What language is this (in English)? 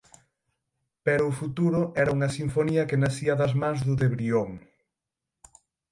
Galician